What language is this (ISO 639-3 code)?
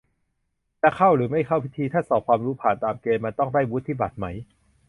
tha